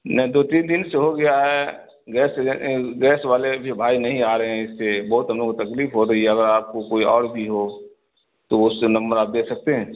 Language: Urdu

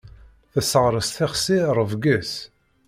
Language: Kabyle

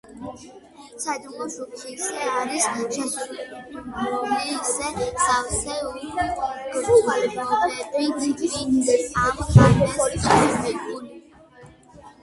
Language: Georgian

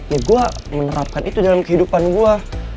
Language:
Indonesian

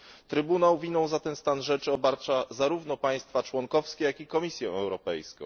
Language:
Polish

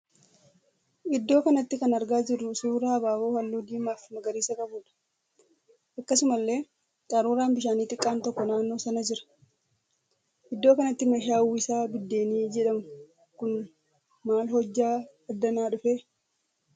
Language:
Oromo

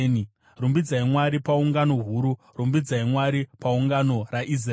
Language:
Shona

